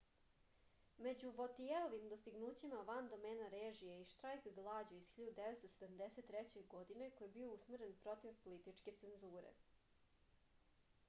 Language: Serbian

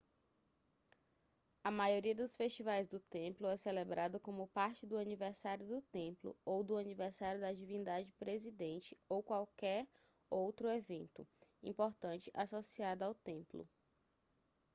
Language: Portuguese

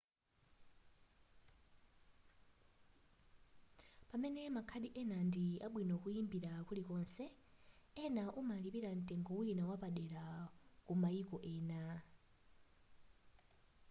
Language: Nyanja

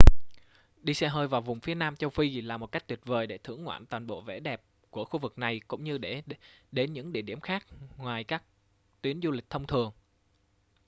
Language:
Vietnamese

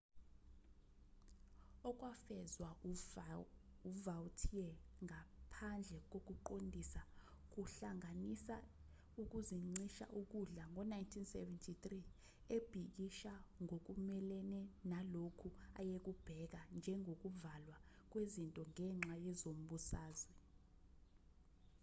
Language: Zulu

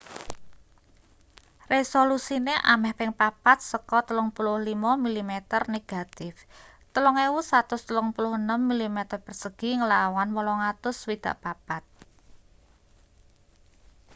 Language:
Javanese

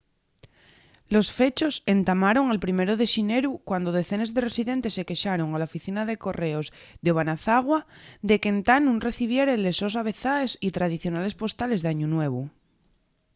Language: Asturian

